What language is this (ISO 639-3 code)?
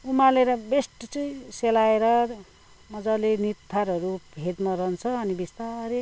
nep